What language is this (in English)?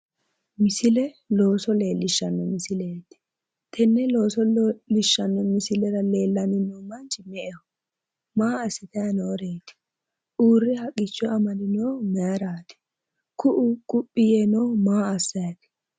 Sidamo